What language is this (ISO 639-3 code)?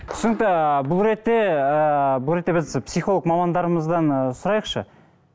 kaz